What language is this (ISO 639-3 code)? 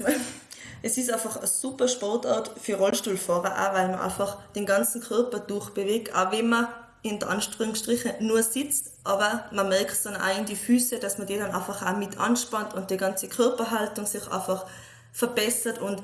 deu